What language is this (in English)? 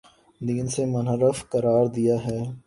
Urdu